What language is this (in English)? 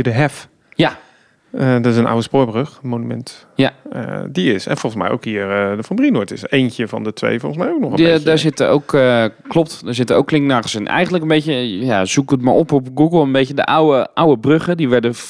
Dutch